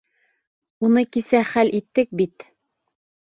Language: Bashkir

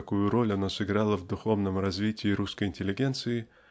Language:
Russian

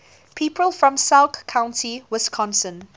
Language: English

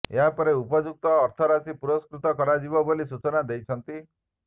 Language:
Odia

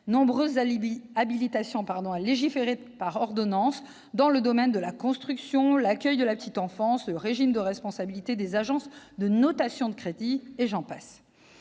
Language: French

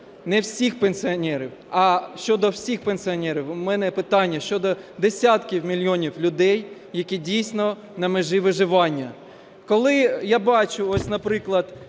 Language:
Ukrainian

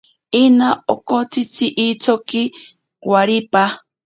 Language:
Ashéninka Perené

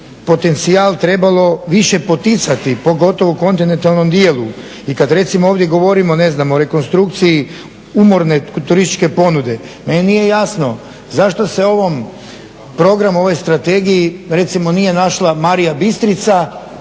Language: Croatian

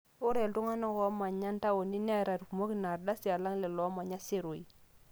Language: Masai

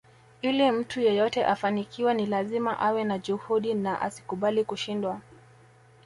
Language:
Swahili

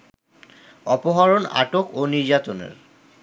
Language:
Bangla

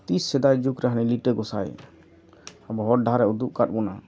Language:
Santali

